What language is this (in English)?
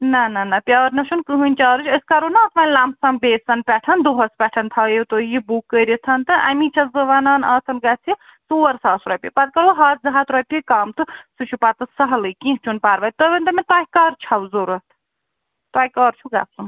Kashmiri